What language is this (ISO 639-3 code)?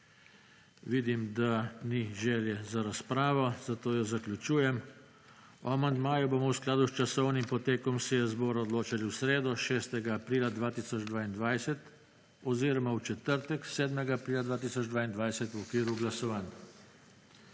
slv